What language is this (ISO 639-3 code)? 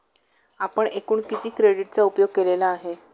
mar